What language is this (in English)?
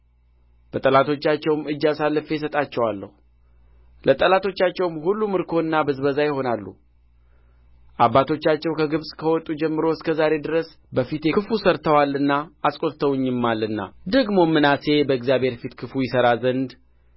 Amharic